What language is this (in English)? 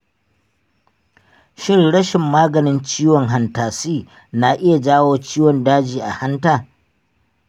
Hausa